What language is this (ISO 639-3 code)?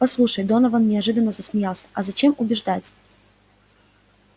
rus